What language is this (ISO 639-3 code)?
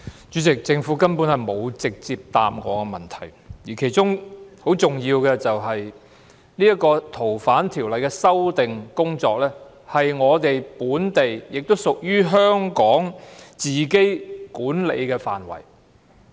yue